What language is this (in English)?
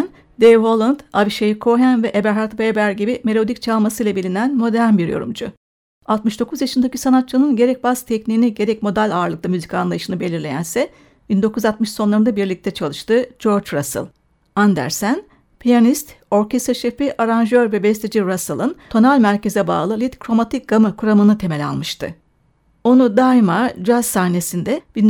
Turkish